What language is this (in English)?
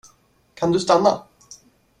Swedish